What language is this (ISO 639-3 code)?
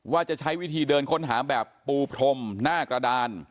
tha